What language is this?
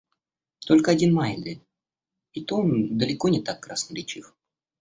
Russian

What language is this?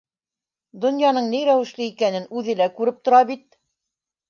Bashkir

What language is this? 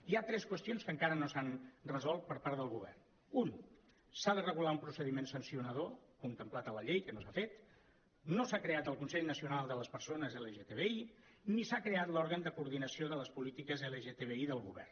Catalan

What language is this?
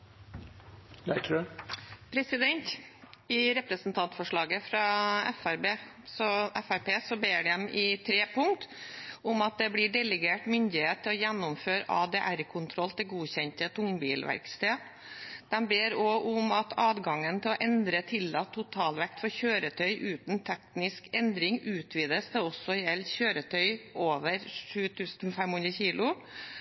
Norwegian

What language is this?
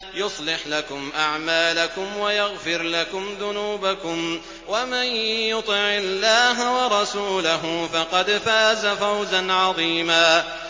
Arabic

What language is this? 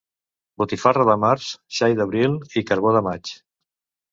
Catalan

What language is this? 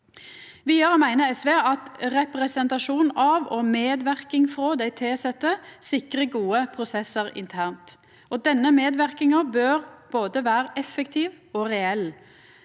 Norwegian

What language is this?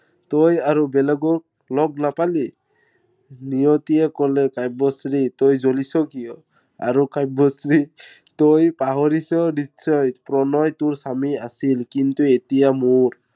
Assamese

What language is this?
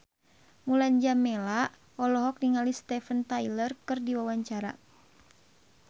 Sundanese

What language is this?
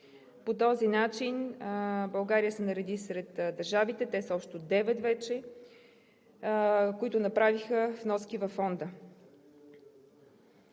Bulgarian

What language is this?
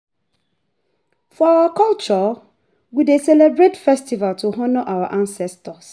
Nigerian Pidgin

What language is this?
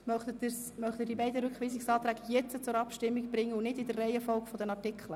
Swiss German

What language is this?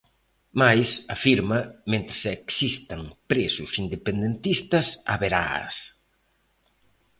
Galician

